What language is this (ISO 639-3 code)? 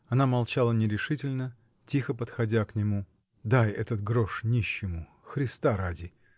rus